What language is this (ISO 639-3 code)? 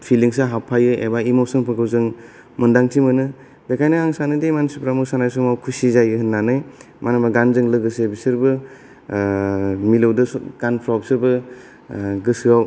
brx